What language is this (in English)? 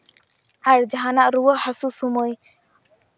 Santali